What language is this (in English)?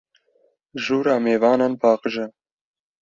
Kurdish